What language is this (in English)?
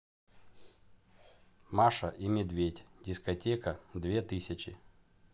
Russian